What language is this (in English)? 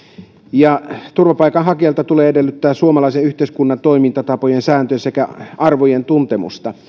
Finnish